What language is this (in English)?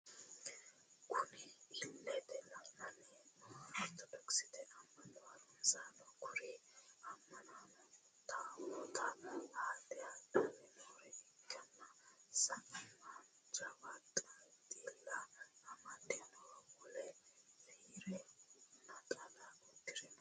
Sidamo